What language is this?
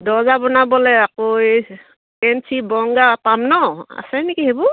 Assamese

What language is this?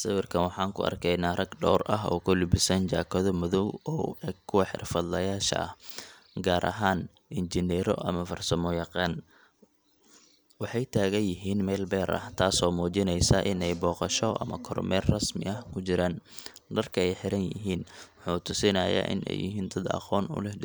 Somali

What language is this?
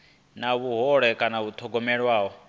Venda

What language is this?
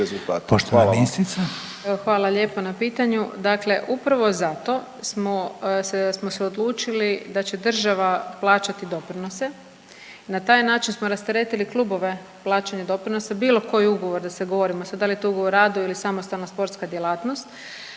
Croatian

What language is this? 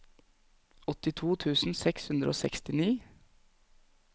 Norwegian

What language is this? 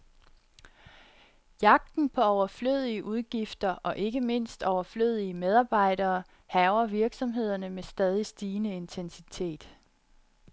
Danish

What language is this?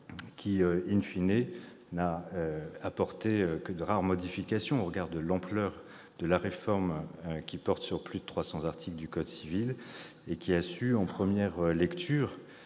French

